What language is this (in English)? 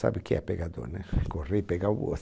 Portuguese